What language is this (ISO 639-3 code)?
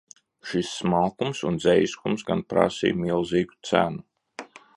lav